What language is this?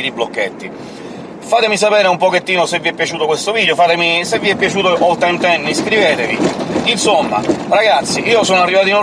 Italian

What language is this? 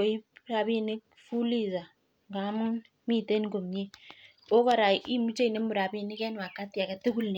Kalenjin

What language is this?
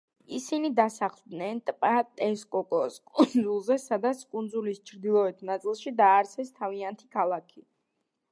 Georgian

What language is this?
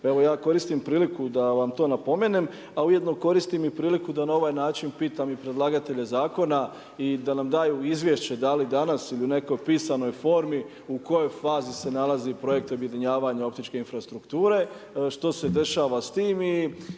Croatian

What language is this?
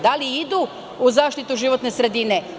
Serbian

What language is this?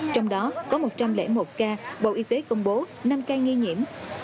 Vietnamese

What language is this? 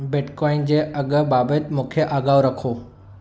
Sindhi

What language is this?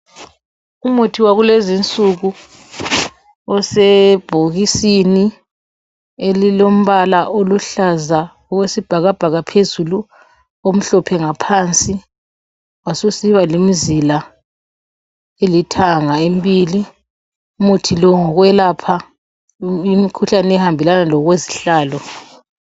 North Ndebele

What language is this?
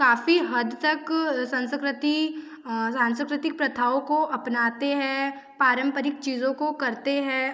Hindi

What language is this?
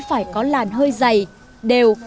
Vietnamese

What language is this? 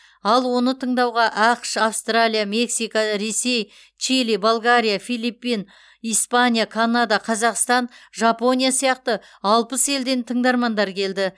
Kazakh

